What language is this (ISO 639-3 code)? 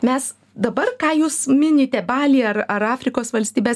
lit